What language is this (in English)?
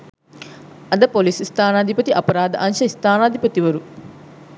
Sinhala